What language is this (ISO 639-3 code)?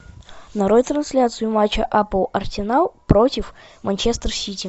rus